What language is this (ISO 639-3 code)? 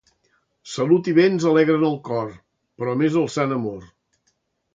cat